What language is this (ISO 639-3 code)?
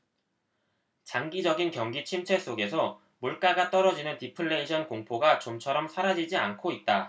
kor